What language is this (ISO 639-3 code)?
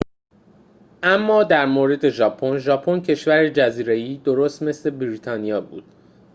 fas